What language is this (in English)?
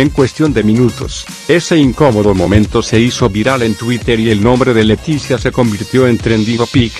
Spanish